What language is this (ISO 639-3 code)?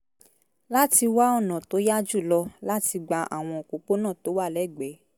yor